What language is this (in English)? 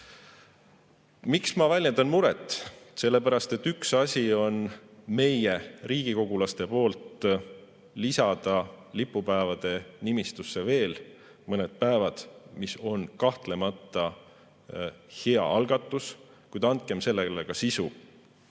Estonian